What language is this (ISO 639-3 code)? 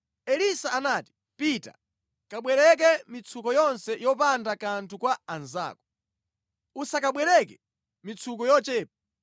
nya